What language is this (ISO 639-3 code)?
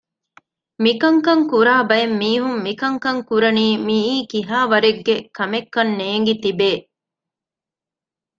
div